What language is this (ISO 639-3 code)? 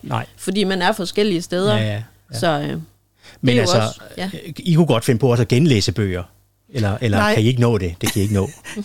dan